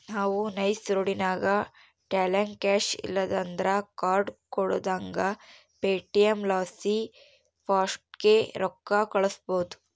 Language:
Kannada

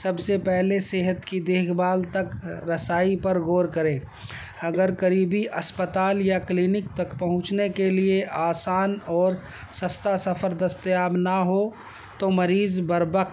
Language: Urdu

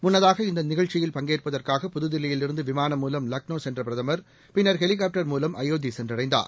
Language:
Tamil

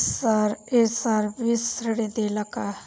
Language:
Bhojpuri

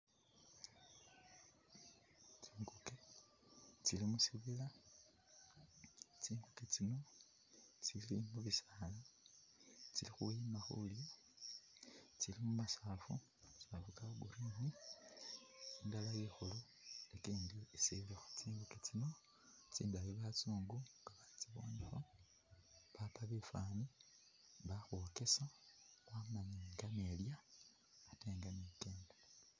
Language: Masaaba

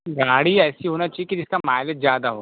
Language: Hindi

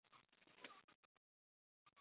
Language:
Chinese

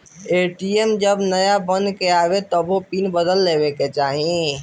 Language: Bhojpuri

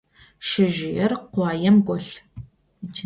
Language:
Adyghe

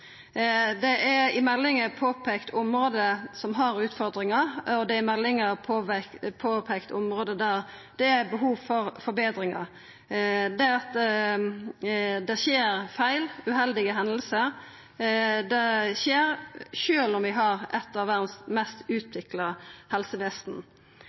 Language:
Norwegian Nynorsk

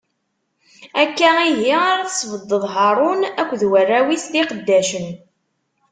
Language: Kabyle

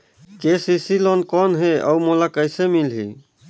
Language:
Chhattisgarhi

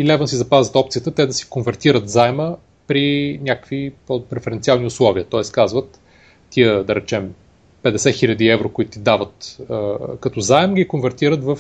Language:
Bulgarian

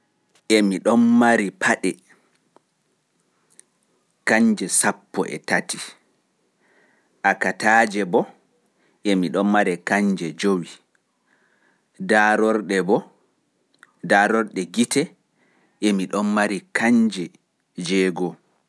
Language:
Pular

